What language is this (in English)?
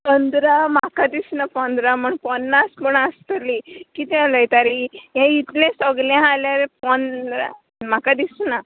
Konkani